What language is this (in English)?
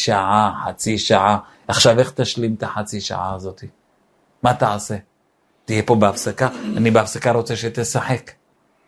Hebrew